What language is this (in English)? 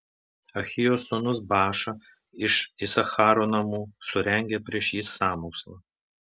Lithuanian